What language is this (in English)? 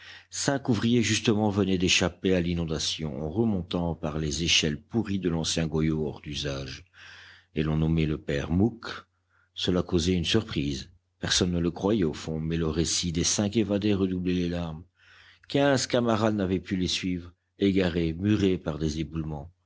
French